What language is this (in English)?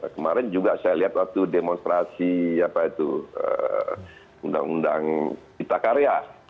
Indonesian